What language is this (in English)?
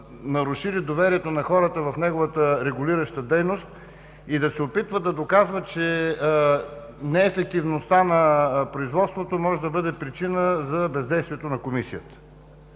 Bulgarian